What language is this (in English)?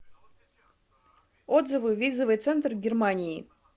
Russian